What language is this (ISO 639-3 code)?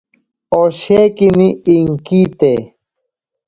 prq